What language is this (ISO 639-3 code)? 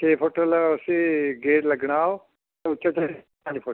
doi